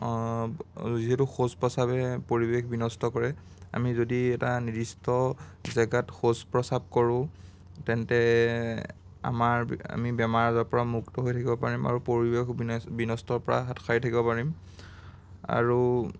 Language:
Assamese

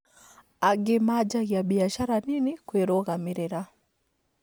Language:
Kikuyu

